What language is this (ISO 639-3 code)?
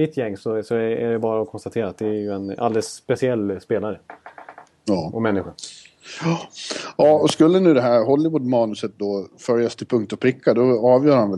swe